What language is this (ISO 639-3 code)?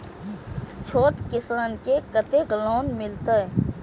mai